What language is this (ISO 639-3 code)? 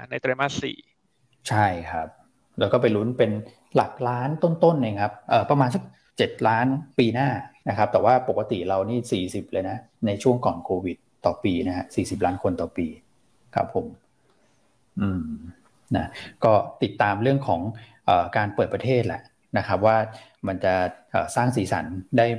tha